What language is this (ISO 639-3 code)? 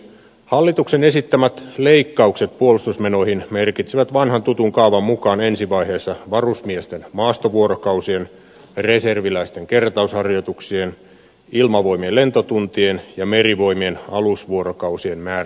fin